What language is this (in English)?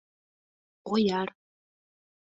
Mari